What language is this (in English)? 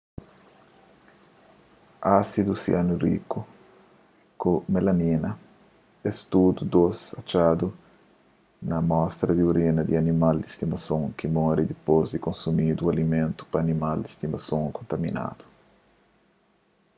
Kabuverdianu